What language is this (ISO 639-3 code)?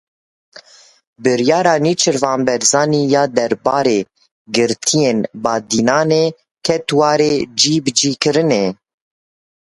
kur